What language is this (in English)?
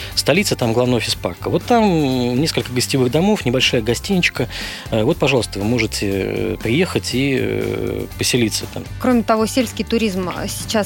Russian